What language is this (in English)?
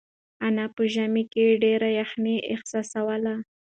Pashto